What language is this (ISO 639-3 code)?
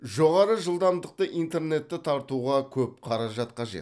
kaz